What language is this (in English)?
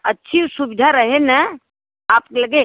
Hindi